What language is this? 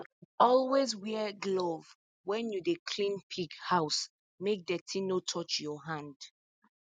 Nigerian Pidgin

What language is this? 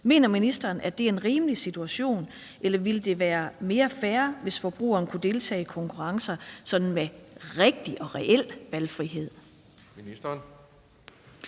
Danish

